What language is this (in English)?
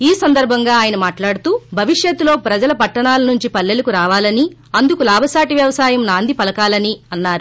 Telugu